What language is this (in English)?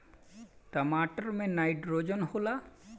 Bhojpuri